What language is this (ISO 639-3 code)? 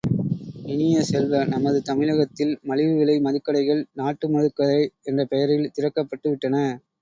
tam